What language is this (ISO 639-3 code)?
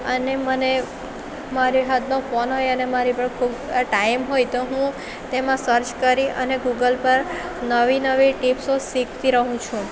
guj